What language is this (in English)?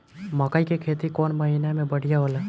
Bhojpuri